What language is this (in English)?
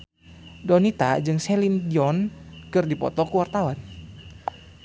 Sundanese